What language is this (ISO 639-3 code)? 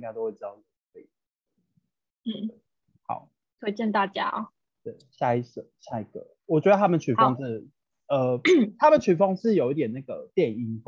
zho